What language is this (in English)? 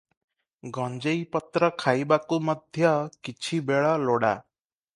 Odia